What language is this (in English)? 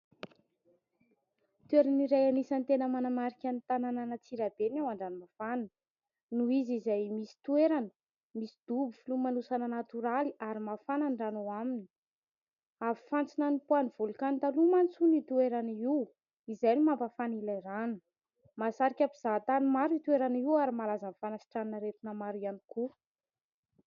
Malagasy